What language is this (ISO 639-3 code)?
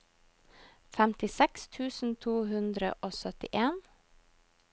nor